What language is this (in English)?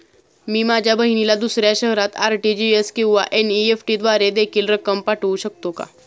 Marathi